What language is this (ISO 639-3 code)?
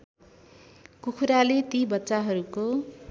nep